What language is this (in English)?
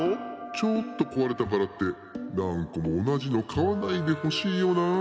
Japanese